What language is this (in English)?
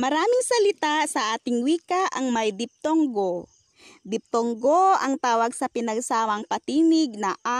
Filipino